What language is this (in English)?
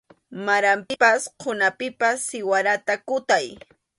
Arequipa-La Unión Quechua